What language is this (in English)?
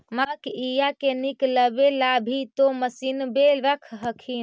Magahi